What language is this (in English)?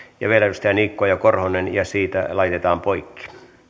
Finnish